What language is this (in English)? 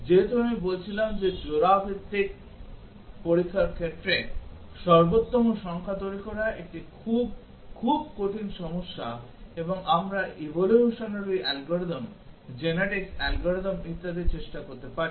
Bangla